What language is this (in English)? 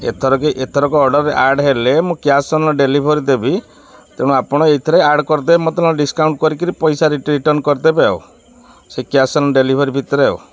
Odia